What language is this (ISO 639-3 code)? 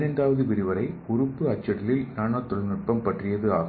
tam